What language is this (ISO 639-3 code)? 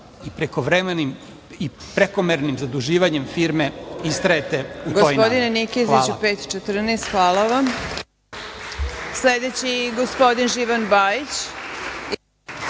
srp